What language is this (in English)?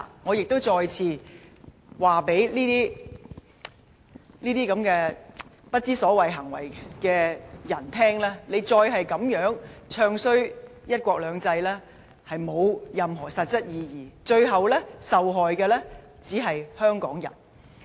Cantonese